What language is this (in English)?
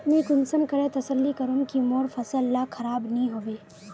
Magahi